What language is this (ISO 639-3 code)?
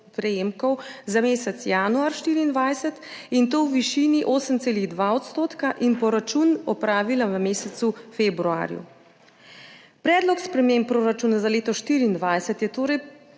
slv